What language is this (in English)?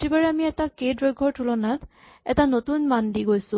Assamese